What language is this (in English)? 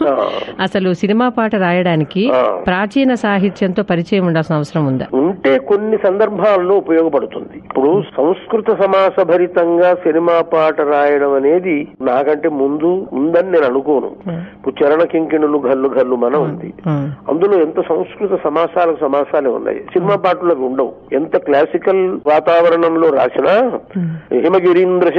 Telugu